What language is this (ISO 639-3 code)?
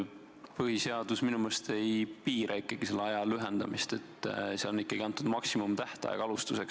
est